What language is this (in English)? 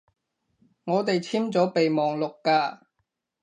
Cantonese